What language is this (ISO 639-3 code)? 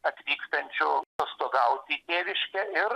lit